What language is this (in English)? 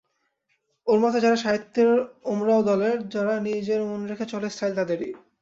Bangla